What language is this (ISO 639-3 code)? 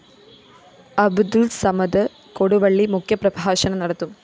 mal